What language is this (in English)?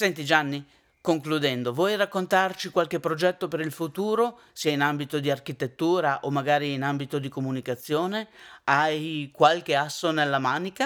Italian